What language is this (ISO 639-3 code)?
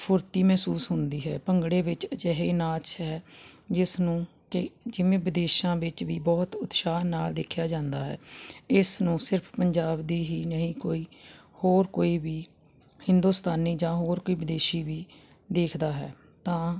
pan